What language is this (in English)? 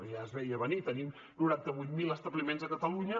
Catalan